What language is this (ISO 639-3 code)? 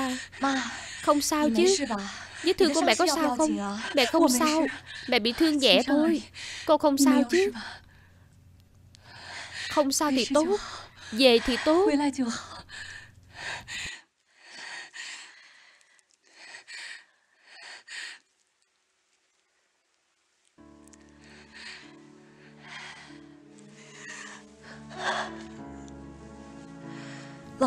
vie